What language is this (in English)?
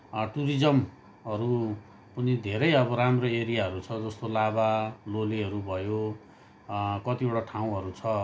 Nepali